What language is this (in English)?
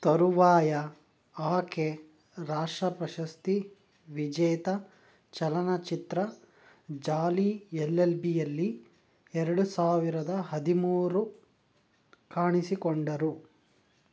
Kannada